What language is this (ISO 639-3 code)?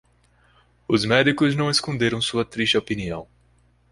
por